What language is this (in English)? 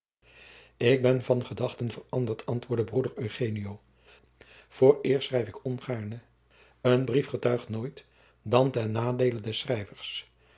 Dutch